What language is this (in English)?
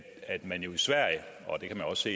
Danish